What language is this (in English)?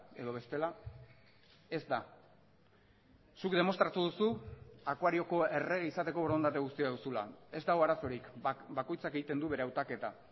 Basque